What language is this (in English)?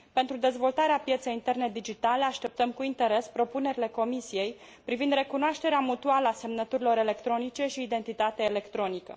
Romanian